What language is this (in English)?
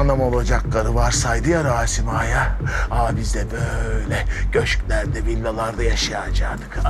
Turkish